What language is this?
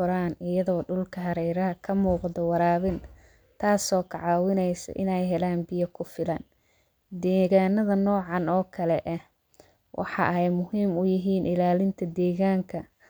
Somali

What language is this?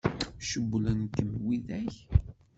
Kabyle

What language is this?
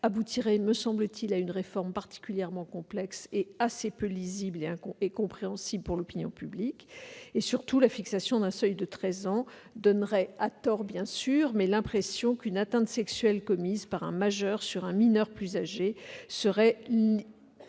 French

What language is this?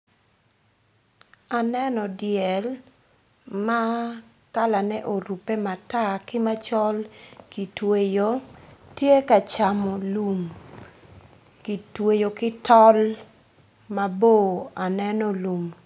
Acoli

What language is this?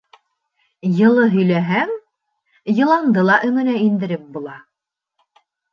Bashkir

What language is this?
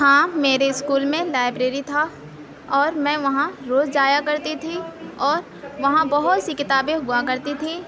Urdu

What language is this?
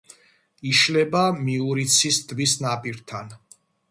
Georgian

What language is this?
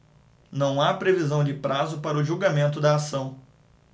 Portuguese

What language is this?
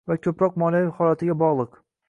Uzbek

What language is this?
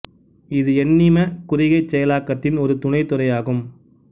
Tamil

